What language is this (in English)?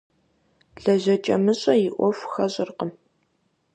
Kabardian